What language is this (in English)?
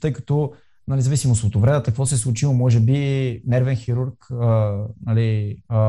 Bulgarian